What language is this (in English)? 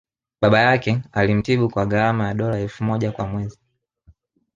Swahili